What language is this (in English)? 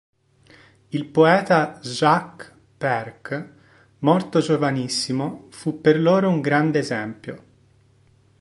Italian